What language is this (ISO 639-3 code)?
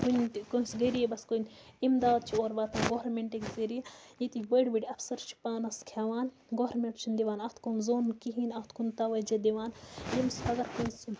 kas